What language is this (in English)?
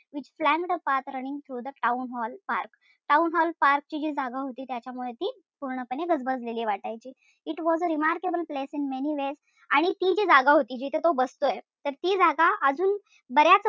Marathi